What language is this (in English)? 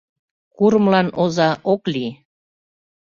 Mari